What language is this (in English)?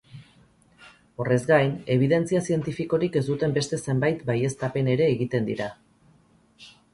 Basque